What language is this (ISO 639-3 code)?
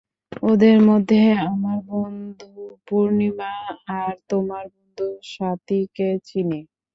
ben